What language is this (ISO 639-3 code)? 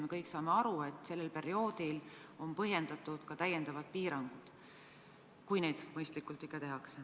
est